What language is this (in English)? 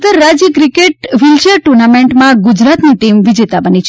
Gujarati